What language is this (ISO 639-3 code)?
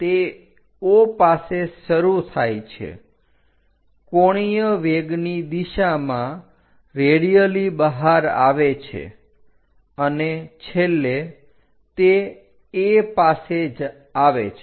guj